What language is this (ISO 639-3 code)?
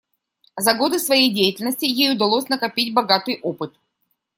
rus